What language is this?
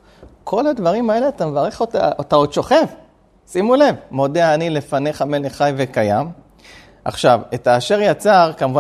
Hebrew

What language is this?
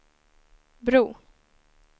Swedish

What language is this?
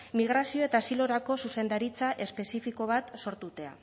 Basque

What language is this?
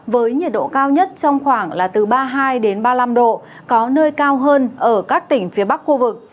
Vietnamese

